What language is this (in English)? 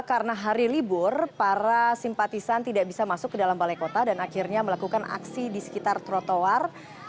Indonesian